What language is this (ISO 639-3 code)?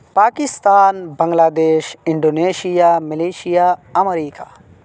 urd